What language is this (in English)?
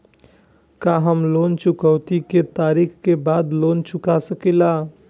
Bhojpuri